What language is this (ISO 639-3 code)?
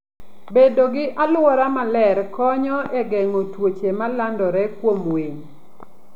luo